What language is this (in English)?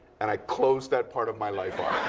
English